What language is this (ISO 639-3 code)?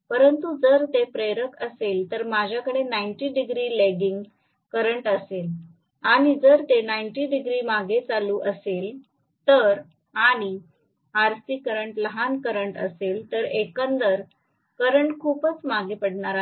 mar